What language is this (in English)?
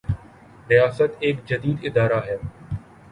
Urdu